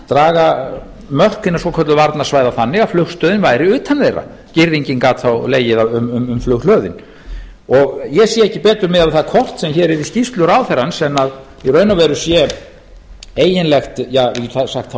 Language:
Icelandic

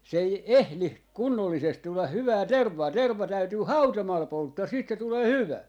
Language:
Finnish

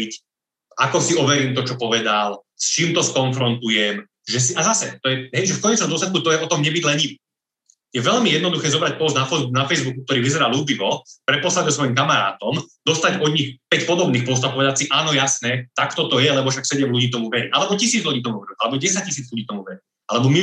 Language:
Slovak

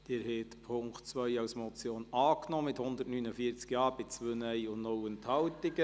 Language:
Swiss German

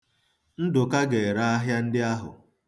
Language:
Igbo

